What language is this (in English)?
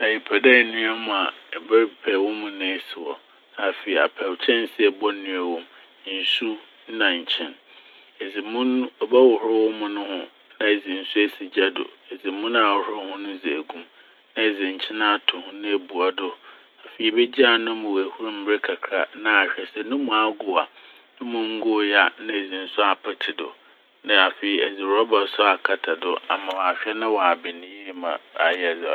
Akan